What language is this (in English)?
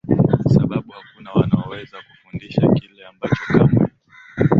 Swahili